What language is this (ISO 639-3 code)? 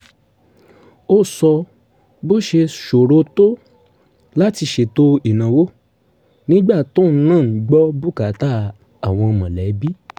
yor